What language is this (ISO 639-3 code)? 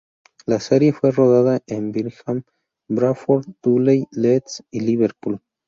spa